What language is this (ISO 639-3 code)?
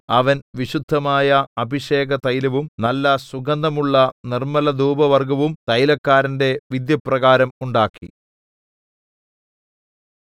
mal